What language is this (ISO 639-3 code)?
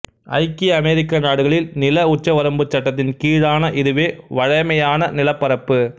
tam